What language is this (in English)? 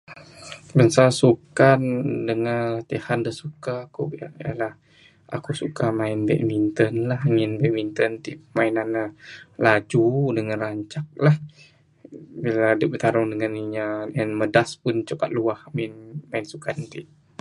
Bukar-Sadung Bidayuh